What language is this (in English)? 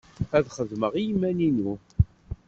Kabyle